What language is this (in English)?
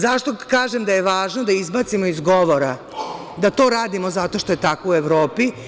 Serbian